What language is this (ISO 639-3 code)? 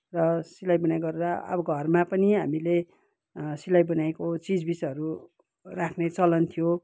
nep